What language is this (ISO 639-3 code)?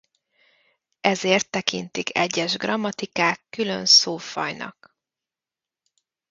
hun